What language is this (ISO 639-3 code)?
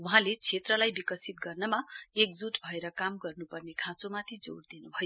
nep